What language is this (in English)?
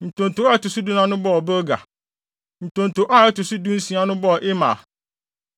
Akan